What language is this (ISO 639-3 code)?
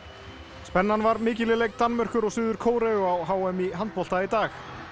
isl